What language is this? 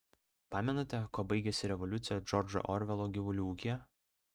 Lithuanian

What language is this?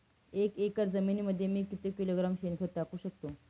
Marathi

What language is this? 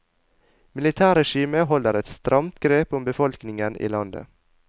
Norwegian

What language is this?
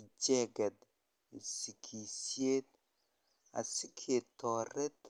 Kalenjin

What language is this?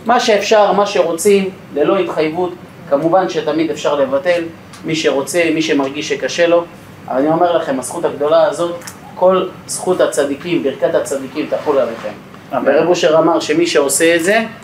Hebrew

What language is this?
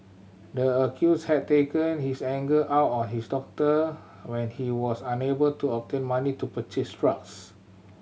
English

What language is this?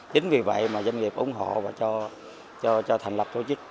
Vietnamese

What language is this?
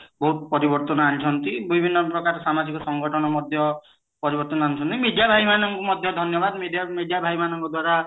Odia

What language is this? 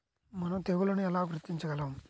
Telugu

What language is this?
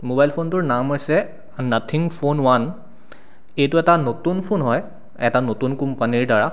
Assamese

